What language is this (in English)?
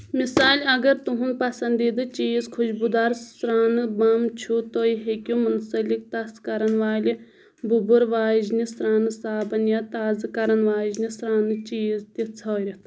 Kashmiri